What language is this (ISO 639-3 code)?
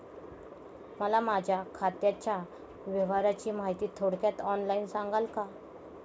mar